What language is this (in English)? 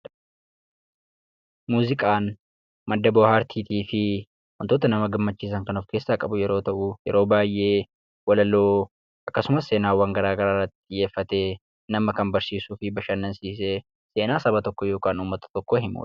Oromo